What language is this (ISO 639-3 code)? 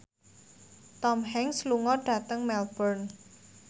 jav